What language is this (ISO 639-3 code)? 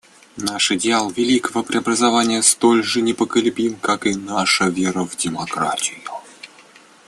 rus